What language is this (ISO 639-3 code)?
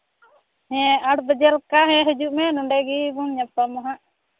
sat